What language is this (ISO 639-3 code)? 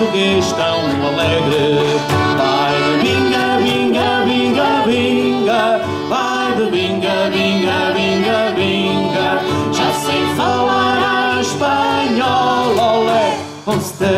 por